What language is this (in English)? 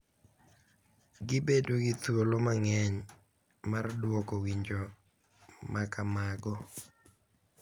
Luo (Kenya and Tanzania)